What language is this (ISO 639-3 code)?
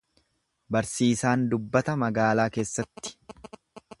orm